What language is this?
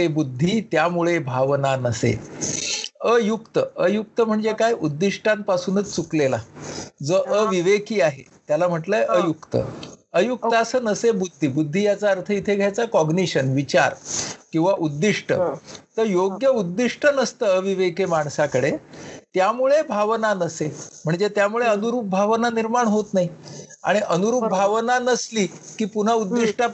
Marathi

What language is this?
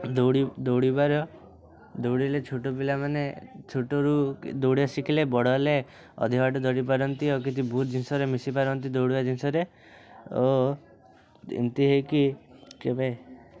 Odia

